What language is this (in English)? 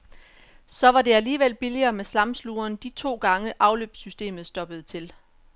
Danish